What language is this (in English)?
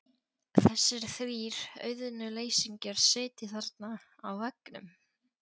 Icelandic